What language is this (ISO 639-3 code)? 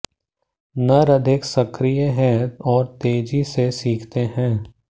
hin